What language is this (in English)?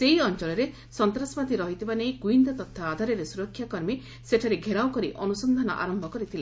Odia